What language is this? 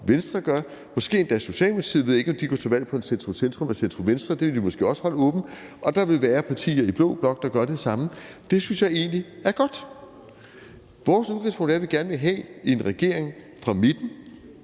Danish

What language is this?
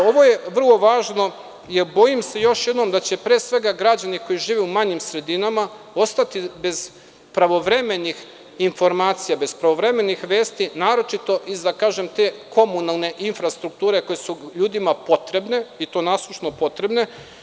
Serbian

